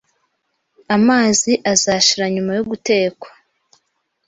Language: Kinyarwanda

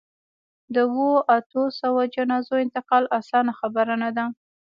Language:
Pashto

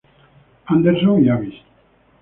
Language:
Spanish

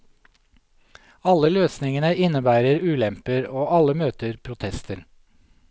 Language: Norwegian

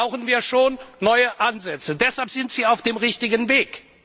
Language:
German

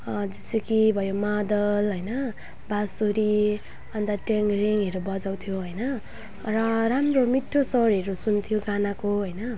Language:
Nepali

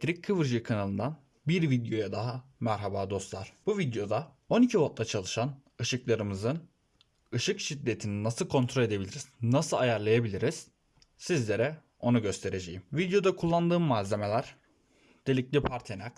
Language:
Turkish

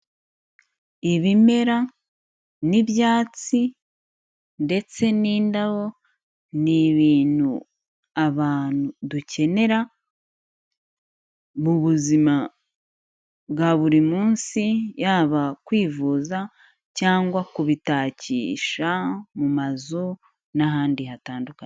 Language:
Kinyarwanda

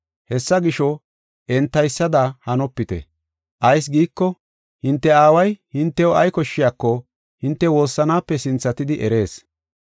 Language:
Gofa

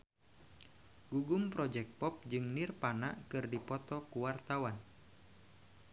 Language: Sundanese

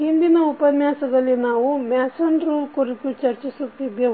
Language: Kannada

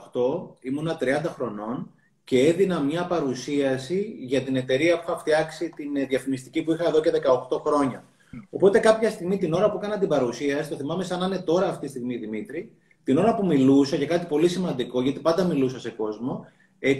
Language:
Greek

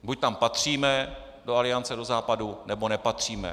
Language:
Czech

